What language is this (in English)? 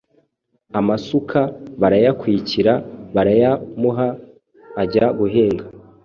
Kinyarwanda